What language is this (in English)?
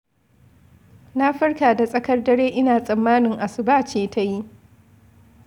Hausa